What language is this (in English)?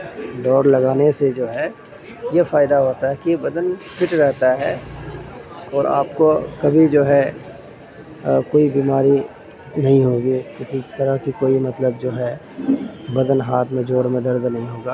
Urdu